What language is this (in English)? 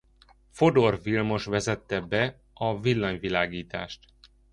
Hungarian